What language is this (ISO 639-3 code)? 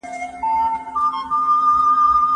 pus